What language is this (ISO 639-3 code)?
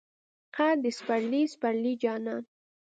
pus